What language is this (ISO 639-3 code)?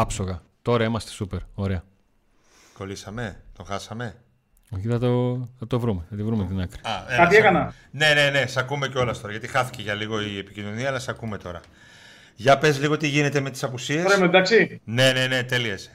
ell